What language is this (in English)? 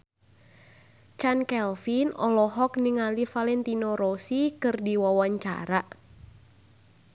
Sundanese